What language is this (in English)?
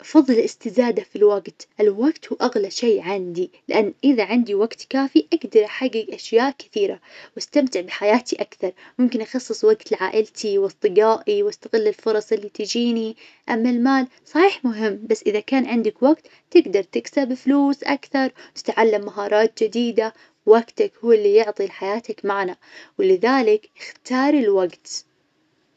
Najdi Arabic